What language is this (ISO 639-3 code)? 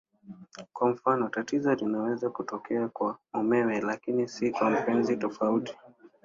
swa